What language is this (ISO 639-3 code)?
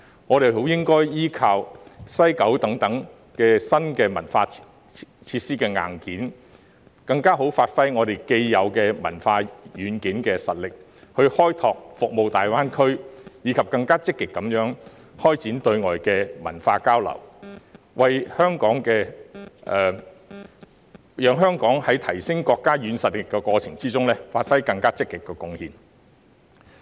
yue